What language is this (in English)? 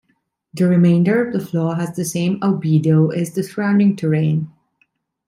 English